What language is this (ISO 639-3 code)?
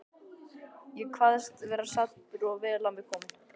isl